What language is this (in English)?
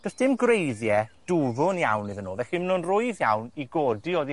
Welsh